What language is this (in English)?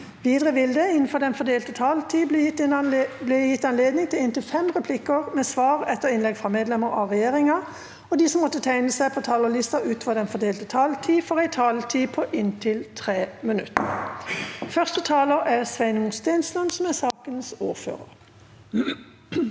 Norwegian